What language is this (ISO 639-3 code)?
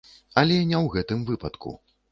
bel